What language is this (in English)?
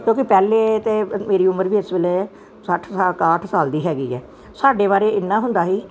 Punjabi